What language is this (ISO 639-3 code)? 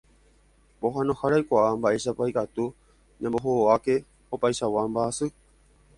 grn